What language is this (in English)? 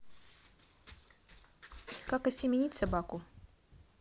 Russian